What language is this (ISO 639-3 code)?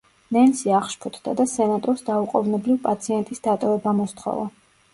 kat